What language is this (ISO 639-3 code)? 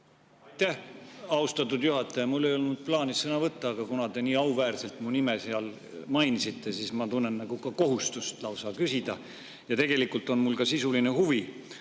est